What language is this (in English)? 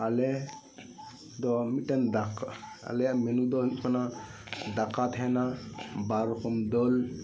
Santali